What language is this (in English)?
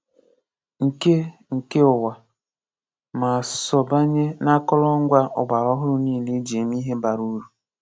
Igbo